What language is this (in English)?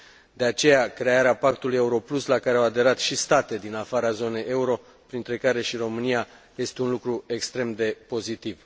Romanian